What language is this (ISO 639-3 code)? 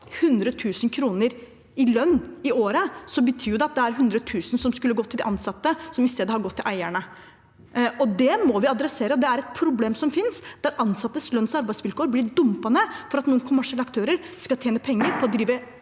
nor